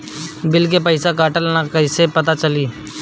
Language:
Bhojpuri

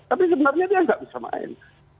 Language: Indonesian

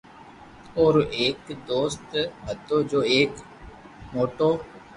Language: Loarki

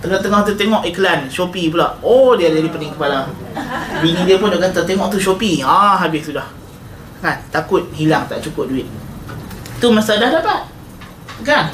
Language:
Malay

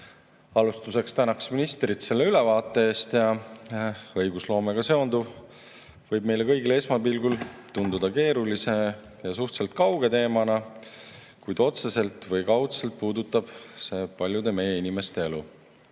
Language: Estonian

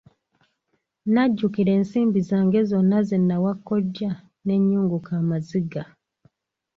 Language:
Ganda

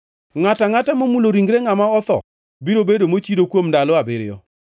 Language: Luo (Kenya and Tanzania)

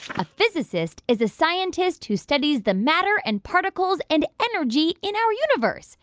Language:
English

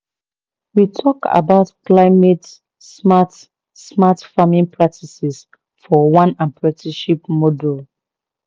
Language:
Nigerian Pidgin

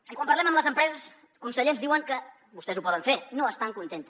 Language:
Catalan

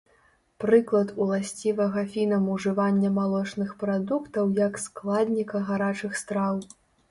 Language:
Belarusian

